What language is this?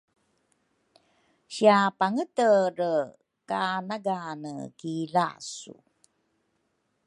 Rukai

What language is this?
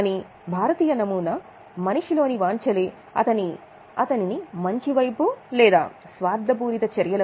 Telugu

